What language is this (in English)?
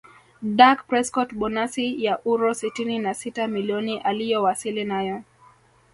Swahili